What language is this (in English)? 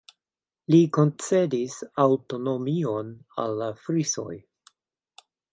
Esperanto